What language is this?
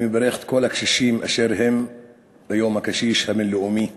Hebrew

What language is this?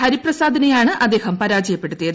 Malayalam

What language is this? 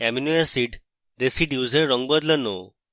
Bangla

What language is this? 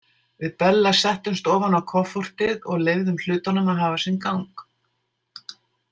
Icelandic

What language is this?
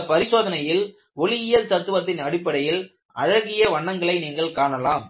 Tamil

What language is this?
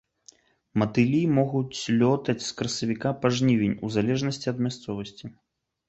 Belarusian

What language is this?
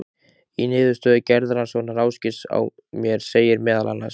Icelandic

